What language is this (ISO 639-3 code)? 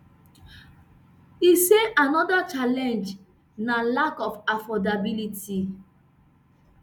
pcm